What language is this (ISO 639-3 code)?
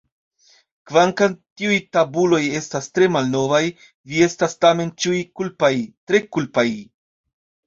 epo